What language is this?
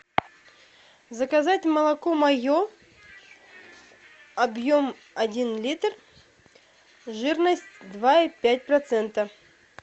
Russian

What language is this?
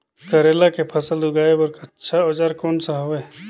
Chhattisgarhi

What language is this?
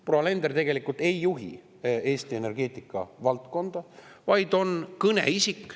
Estonian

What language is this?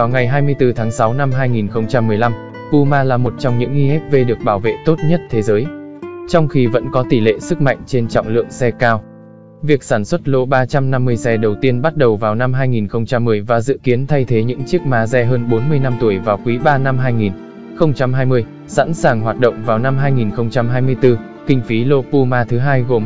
Vietnamese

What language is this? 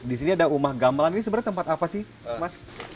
Indonesian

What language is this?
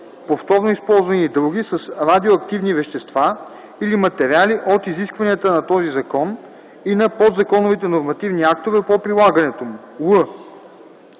Bulgarian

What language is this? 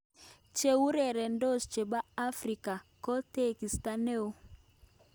Kalenjin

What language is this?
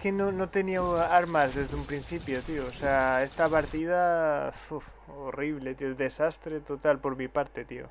Spanish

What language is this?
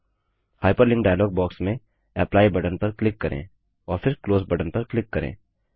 Hindi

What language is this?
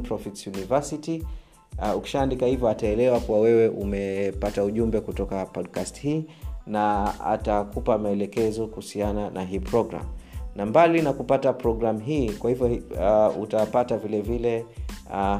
Swahili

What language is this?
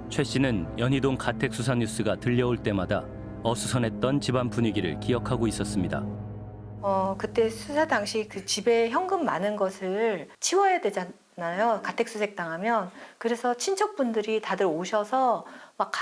Korean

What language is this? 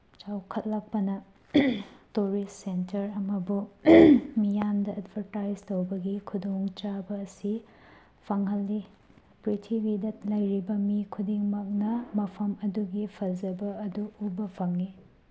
Manipuri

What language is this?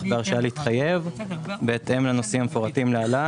Hebrew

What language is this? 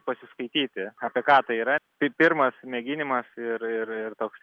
Lithuanian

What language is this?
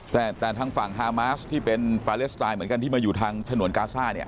Thai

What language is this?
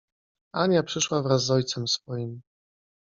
Polish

